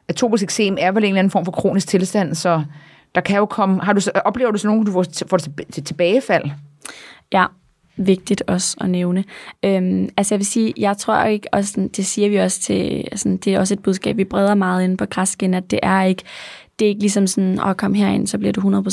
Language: Danish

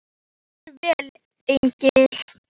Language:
Icelandic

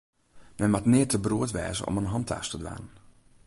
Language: Western Frisian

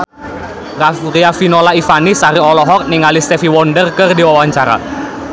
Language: Sundanese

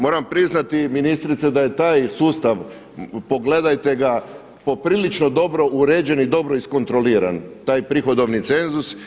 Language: Croatian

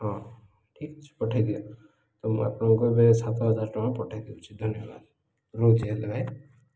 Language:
Odia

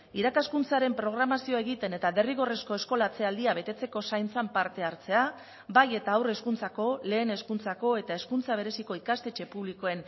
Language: Basque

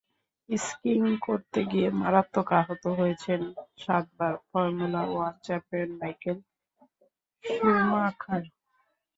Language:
Bangla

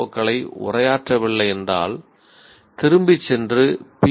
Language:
Tamil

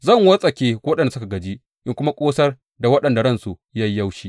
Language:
Hausa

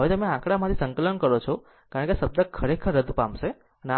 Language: Gujarati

